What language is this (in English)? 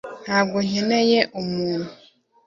Kinyarwanda